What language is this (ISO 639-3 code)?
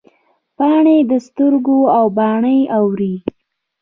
pus